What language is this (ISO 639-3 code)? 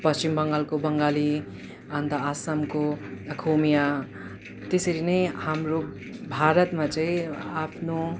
nep